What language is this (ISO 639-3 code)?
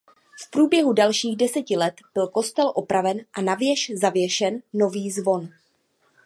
ces